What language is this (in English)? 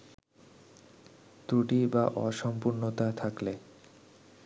Bangla